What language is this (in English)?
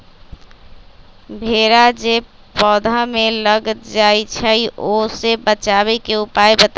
Magahi